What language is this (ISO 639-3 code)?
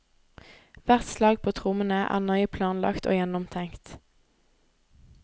nor